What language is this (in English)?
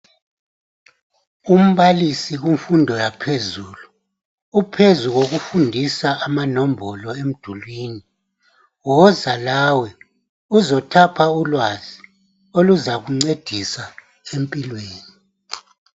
North Ndebele